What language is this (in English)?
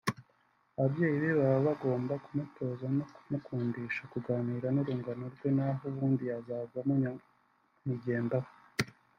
Kinyarwanda